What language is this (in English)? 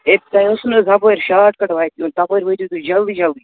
Kashmiri